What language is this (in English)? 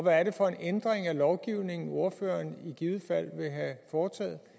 Danish